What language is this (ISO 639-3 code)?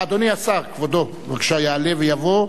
heb